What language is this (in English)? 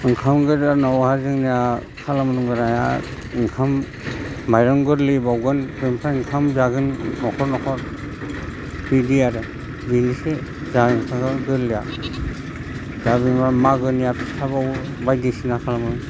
Bodo